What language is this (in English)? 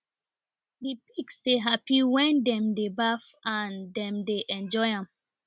Nigerian Pidgin